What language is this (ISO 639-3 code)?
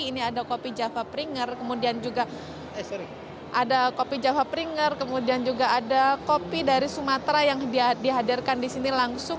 ind